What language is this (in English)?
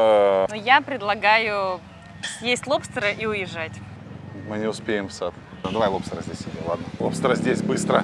Russian